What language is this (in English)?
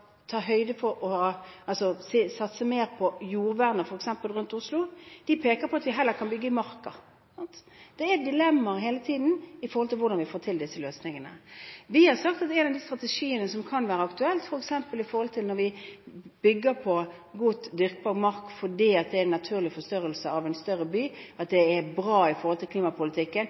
Norwegian Bokmål